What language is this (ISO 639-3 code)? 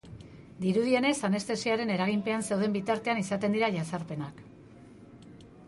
eus